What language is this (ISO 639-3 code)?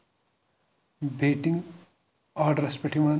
kas